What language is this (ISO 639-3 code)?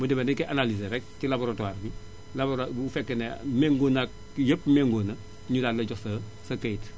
wol